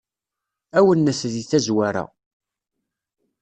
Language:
Kabyle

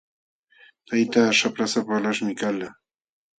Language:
Jauja Wanca Quechua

